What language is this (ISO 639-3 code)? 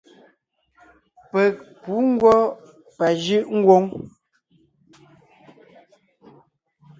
nnh